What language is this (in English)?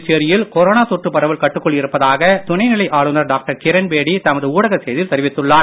Tamil